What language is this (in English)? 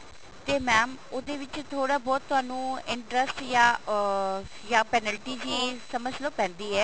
Punjabi